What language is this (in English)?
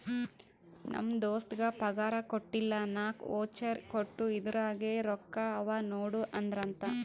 Kannada